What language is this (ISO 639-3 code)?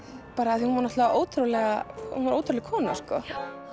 isl